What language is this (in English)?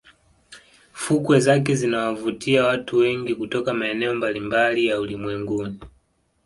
Swahili